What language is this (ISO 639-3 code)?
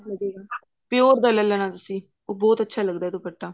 pan